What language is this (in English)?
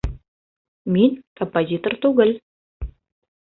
Bashkir